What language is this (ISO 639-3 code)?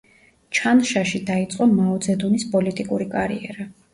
kat